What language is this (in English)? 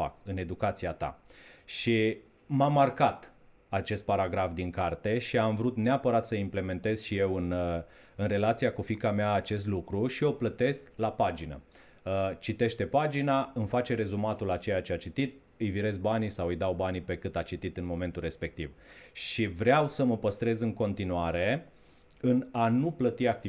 Romanian